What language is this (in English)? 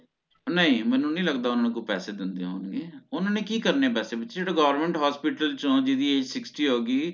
Punjabi